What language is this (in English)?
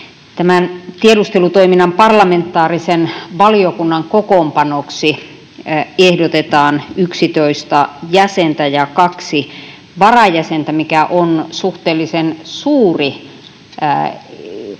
Finnish